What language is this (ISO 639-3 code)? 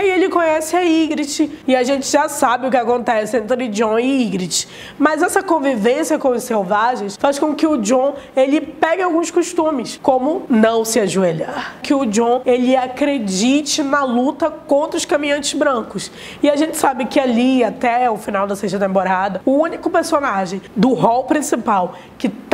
por